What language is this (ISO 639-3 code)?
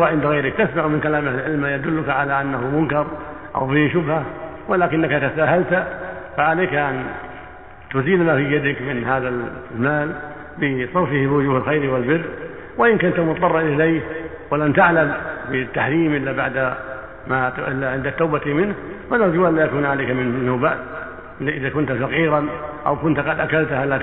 ara